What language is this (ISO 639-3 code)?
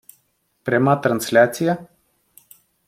ukr